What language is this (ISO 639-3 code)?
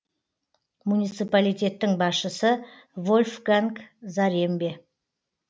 kaz